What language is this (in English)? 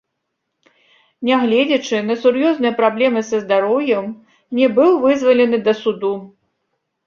Belarusian